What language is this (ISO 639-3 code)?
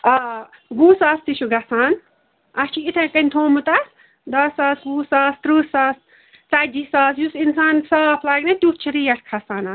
kas